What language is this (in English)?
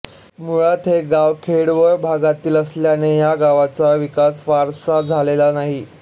Marathi